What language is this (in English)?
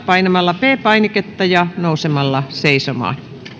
Finnish